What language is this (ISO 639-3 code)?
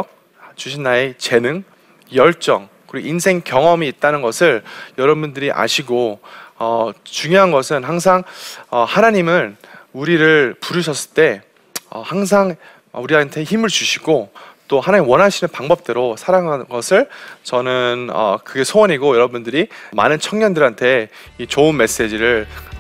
kor